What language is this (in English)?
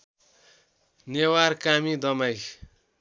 Nepali